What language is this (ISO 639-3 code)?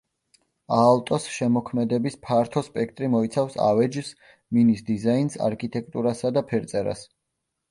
kat